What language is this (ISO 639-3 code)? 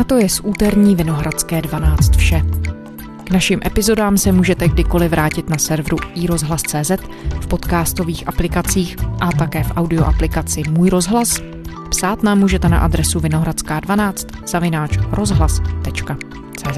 ces